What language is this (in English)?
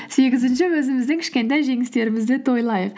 Kazakh